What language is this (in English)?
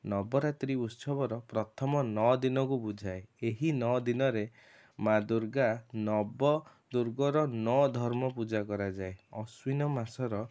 Odia